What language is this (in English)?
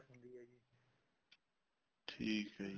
Punjabi